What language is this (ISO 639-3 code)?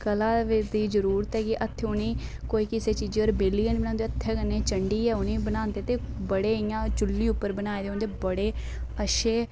doi